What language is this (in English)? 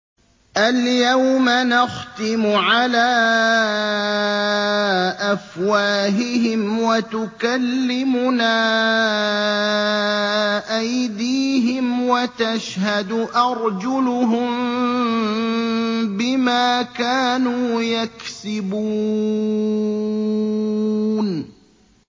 Arabic